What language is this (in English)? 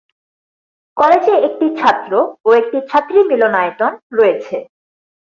Bangla